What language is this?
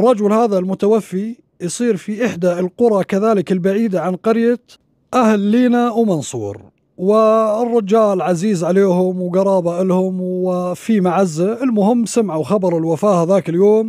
Arabic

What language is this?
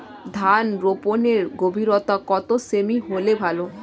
Bangla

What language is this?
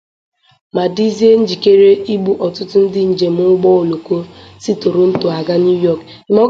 Igbo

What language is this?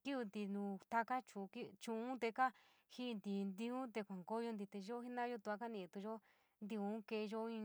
San Miguel El Grande Mixtec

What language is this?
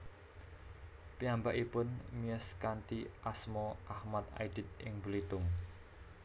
Javanese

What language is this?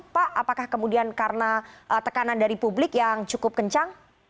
Indonesian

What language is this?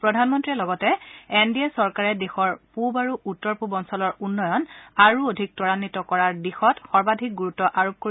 Assamese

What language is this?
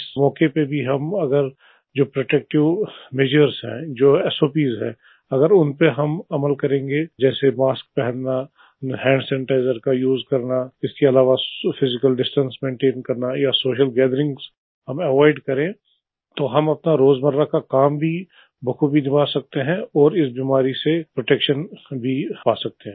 Hindi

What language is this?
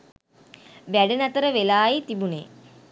Sinhala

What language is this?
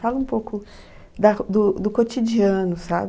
Portuguese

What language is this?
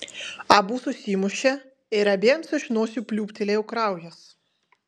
Lithuanian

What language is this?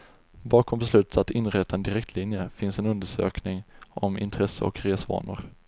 Swedish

